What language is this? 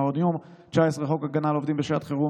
Hebrew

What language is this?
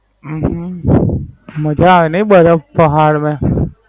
Gujarati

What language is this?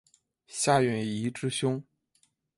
Chinese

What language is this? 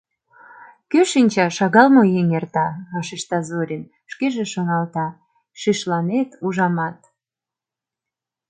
Mari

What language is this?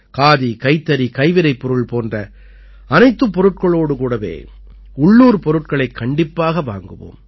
Tamil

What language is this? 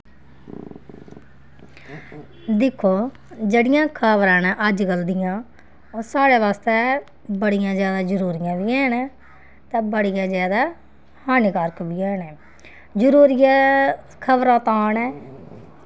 Dogri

